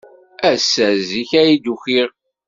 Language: Kabyle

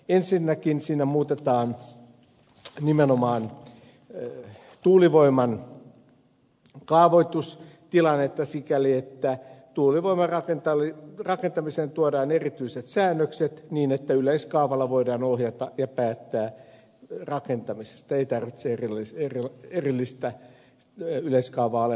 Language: Finnish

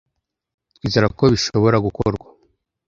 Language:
Kinyarwanda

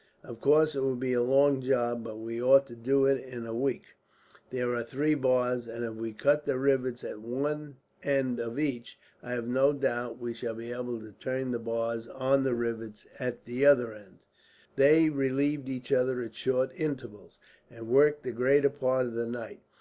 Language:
English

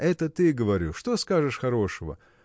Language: Russian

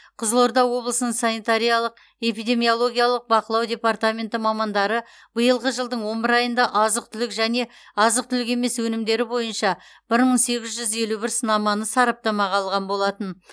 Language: Kazakh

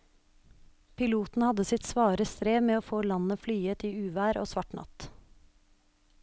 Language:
Norwegian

